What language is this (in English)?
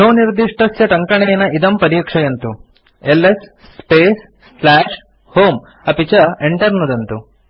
Sanskrit